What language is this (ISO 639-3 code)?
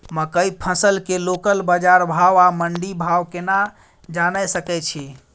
mai